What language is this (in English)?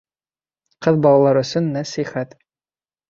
Bashkir